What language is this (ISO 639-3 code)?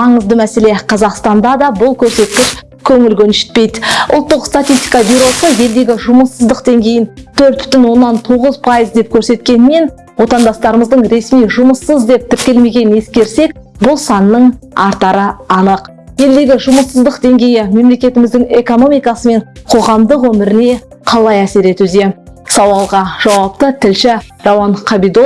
tur